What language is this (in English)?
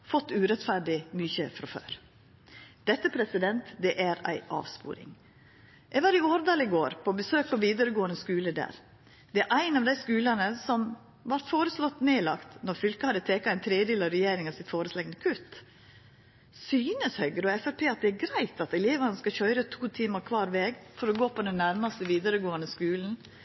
Norwegian Nynorsk